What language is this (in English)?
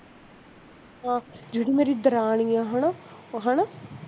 Punjabi